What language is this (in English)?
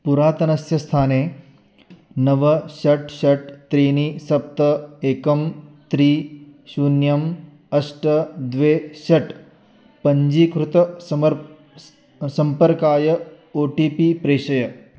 Sanskrit